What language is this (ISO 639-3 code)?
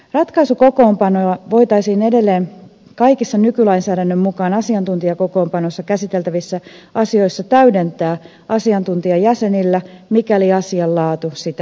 fin